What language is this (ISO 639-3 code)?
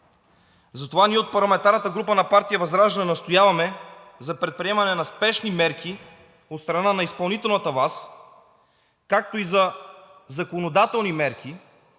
bul